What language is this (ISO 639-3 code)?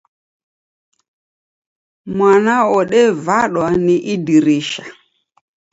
dav